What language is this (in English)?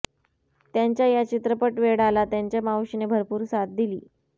Marathi